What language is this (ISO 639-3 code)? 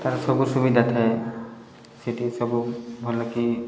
ori